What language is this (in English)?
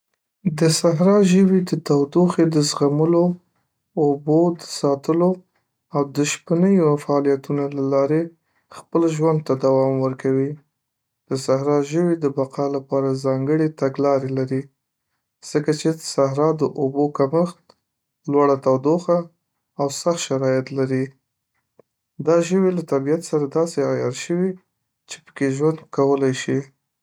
Pashto